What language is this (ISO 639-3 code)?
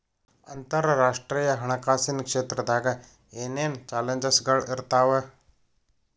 kan